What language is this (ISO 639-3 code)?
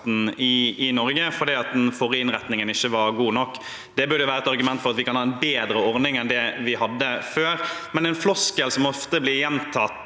nor